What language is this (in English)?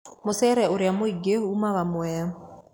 Kikuyu